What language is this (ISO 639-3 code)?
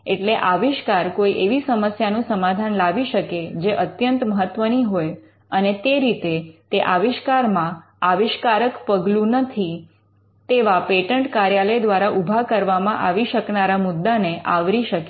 guj